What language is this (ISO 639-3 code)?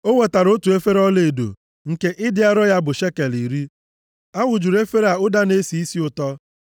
ibo